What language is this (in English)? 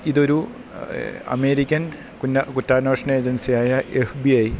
Malayalam